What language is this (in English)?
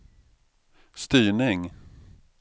Swedish